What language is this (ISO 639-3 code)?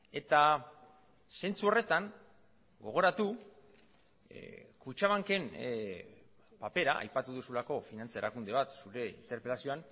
eus